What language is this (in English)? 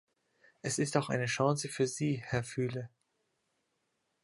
German